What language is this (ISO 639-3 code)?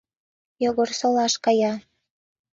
chm